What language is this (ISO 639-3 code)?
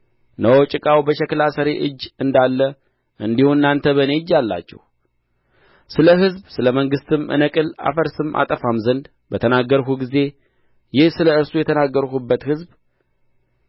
amh